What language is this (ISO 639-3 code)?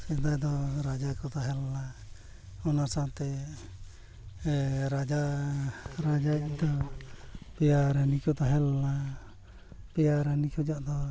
sat